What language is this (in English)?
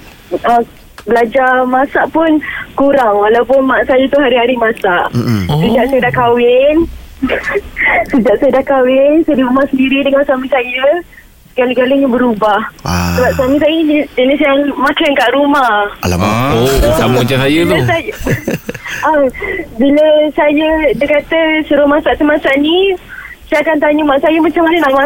Malay